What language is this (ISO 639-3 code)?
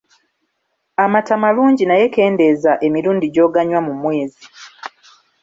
lug